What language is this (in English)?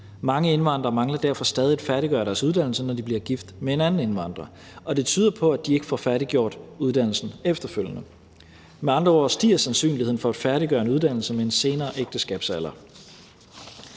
Danish